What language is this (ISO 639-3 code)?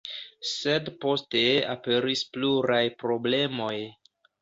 epo